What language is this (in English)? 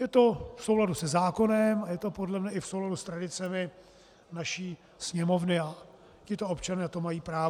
Czech